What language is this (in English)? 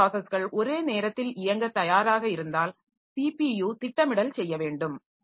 Tamil